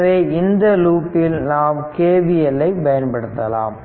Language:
Tamil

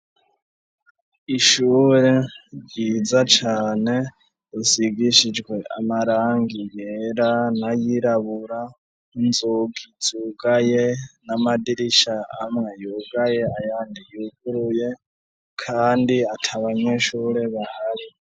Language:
Rundi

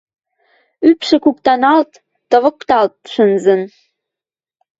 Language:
Western Mari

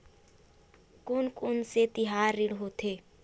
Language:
Chhattisgarhi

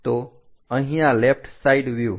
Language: Gujarati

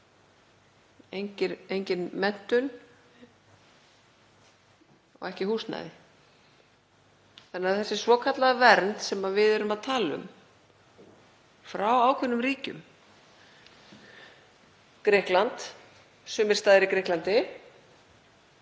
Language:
Icelandic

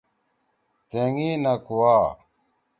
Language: Torwali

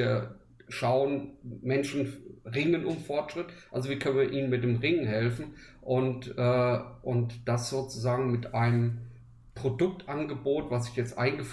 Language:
German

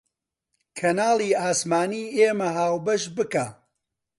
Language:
Central Kurdish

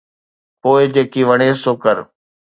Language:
Sindhi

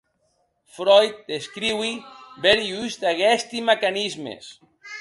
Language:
Occitan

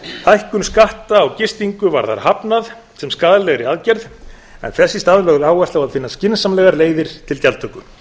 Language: Icelandic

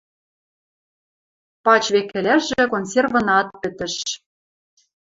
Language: Western Mari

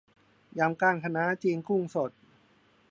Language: Thai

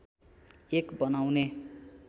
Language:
Nepali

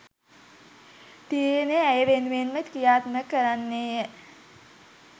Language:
Sinhala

